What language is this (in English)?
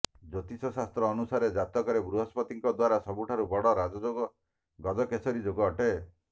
Odia